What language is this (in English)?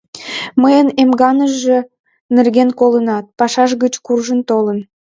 Mari